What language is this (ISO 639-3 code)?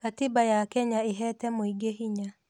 kik